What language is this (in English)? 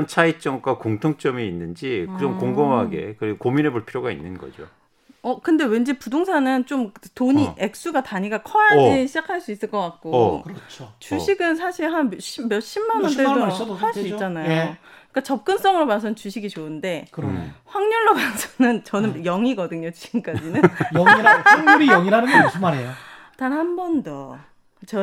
Korean